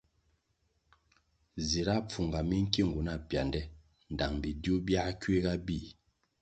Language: Kwasio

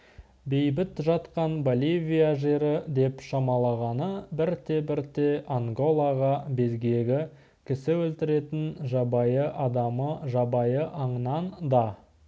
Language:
Kazakh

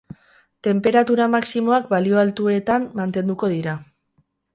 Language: Basque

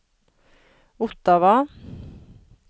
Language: Norwegian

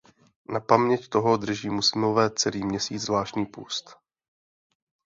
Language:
Czech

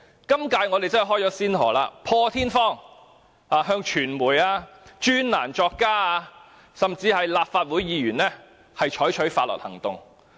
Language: Cantonese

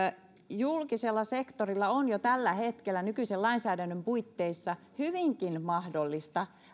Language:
Finnish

